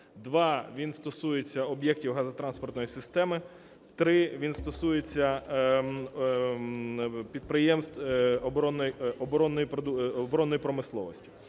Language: Ukrainian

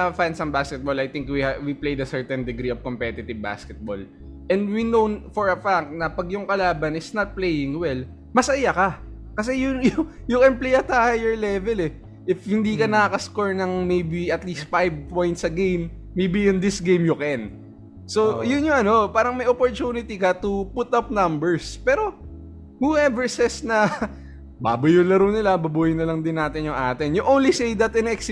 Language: Filipino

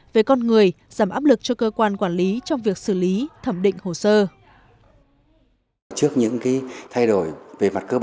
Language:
Vietnamese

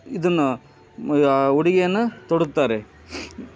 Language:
Kannada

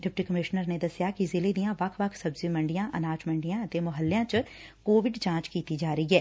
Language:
Punjabi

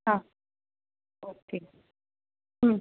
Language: Konkani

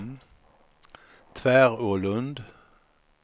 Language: Swedish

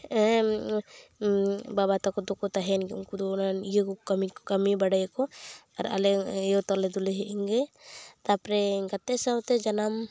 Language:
Santali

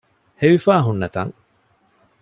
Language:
Divehi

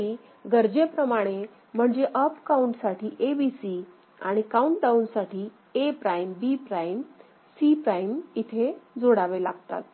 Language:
Marathi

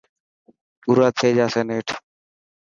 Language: Dhatki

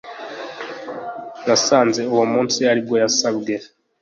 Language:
Kinyarwanda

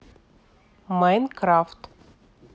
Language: Russian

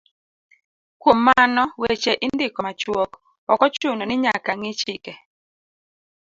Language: Luo (Kenya and Tanzania)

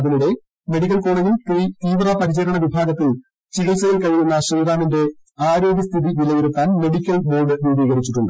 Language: Malayalam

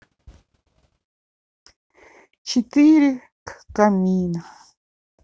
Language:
Russian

